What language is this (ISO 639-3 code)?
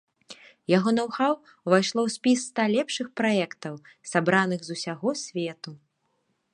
bel